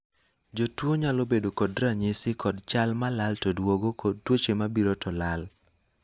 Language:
Luo (Kenya and Tanzania)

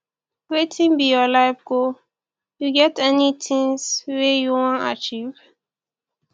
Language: Nigerian Pidgin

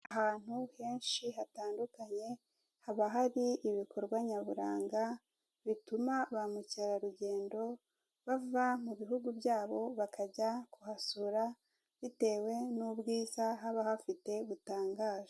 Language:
Kinyarwanda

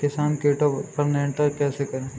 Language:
Hindi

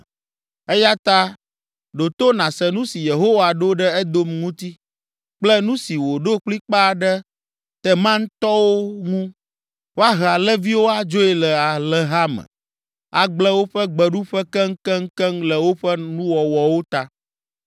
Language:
Ewe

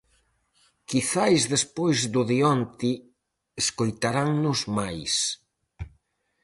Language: Galician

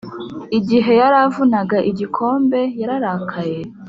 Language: Kinyarwanda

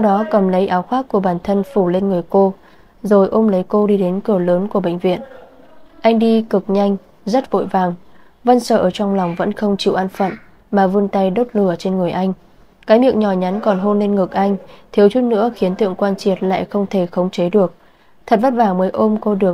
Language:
Vietnamese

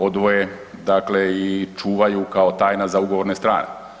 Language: Croatian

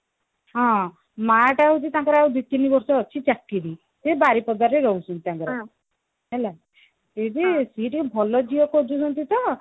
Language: Odia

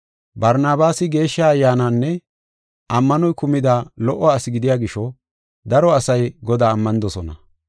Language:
Gofa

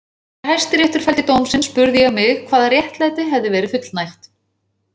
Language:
Icelandic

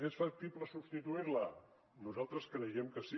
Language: Catalan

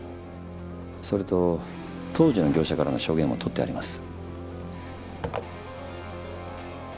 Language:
Japanese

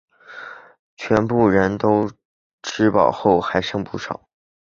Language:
Chinese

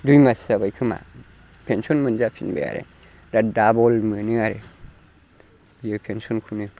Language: Bodo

